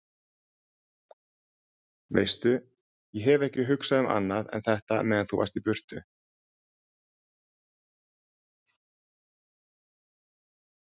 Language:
Icelandic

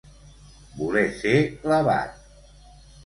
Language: Catalan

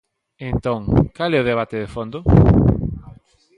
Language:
Galician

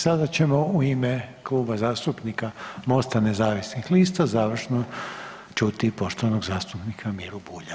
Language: Croatian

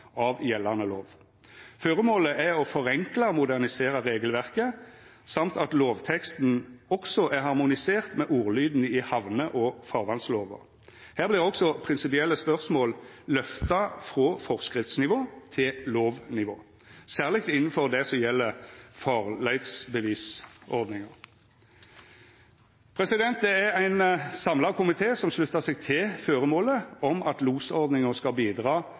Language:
Norwegian Nynorsk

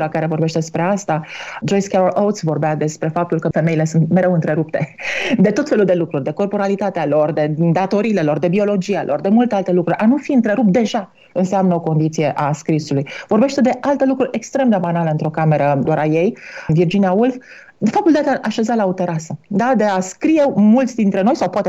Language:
Romanian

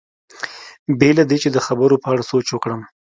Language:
Pashto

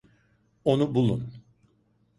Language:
Turkish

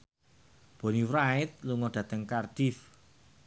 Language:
Javanese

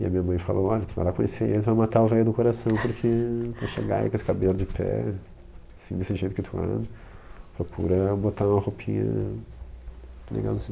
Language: Portuguese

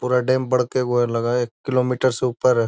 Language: Magahi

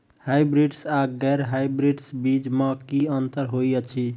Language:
Maithili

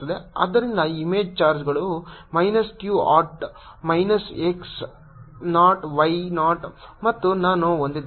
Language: Kannada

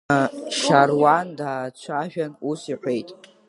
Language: Abkhazian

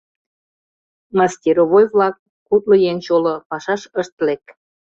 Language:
Mari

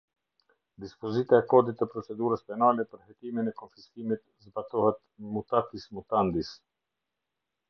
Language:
Albanian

